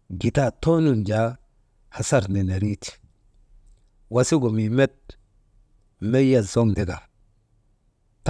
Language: Maba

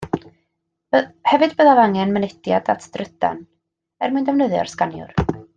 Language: Welsh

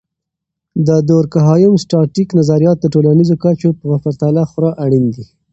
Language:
Pashto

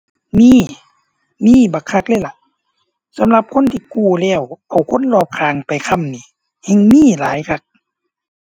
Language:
Thai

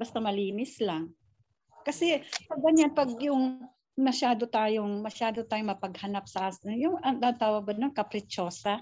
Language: Filipino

